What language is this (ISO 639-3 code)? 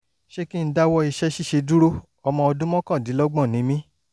yor